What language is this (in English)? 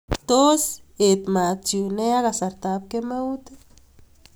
Kalenjin